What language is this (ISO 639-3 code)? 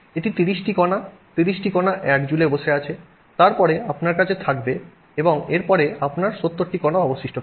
ben